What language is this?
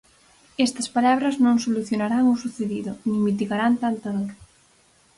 Galician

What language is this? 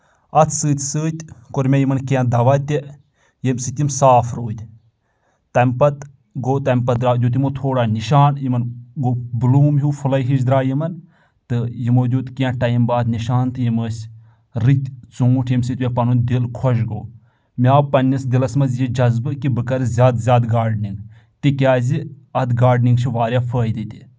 Kashmiri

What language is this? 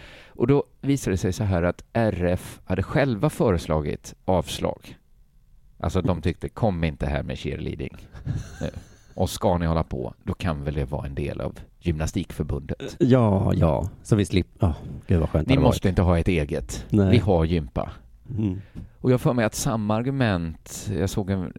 Swedish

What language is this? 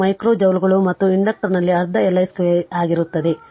Kannada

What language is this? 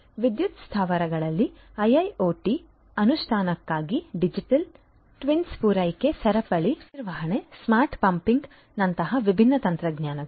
Kannada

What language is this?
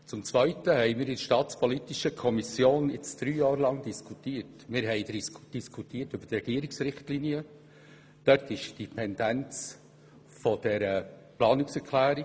Swiss German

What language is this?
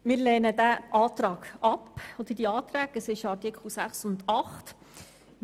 Swiss German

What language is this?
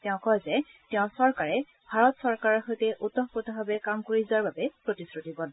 Assamese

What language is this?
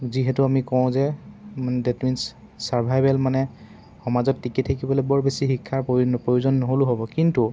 Assamese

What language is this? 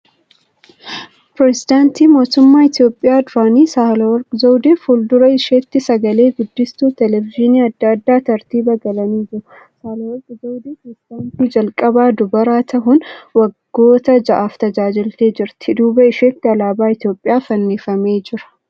Oromo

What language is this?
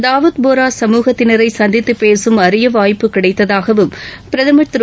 Tamil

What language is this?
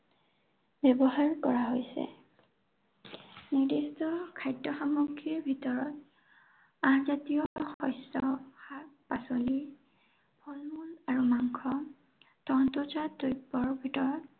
Assamese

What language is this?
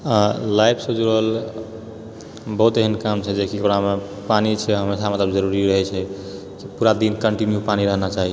Maithili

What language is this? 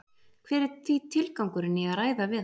Icelandic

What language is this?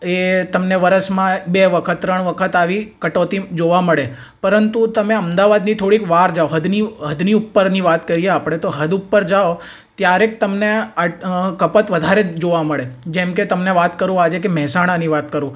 Gujarati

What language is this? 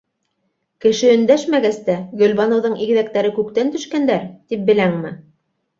Bashkir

